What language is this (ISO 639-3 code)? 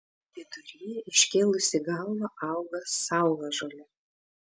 lit